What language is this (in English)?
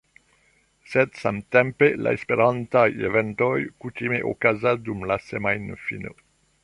Esperanto